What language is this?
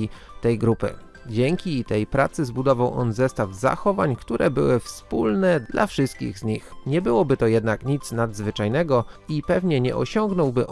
Polish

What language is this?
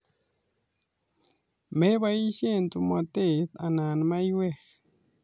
Kalenjin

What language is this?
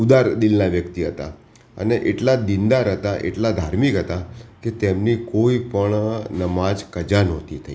Gujarati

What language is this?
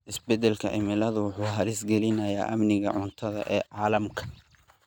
Somali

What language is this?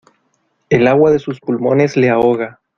Spanish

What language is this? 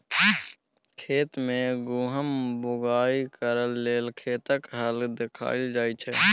Maithili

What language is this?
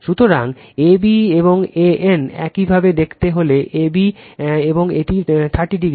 Bangla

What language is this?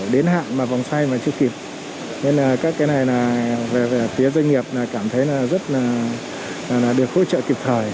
Vietnamese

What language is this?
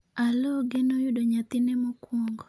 Luo (Kenya and Tanzania)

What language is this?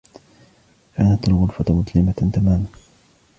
Arabic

